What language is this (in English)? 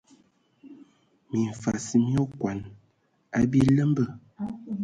Ewondo